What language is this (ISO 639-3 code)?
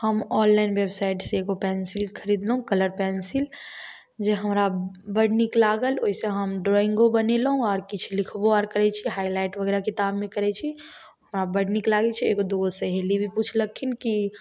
mai